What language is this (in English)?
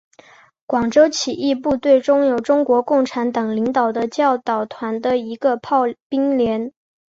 Chinese